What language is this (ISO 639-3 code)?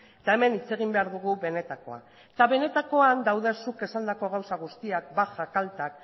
eus